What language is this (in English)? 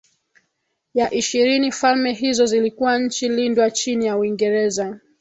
Swahili